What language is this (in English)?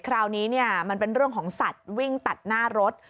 Thai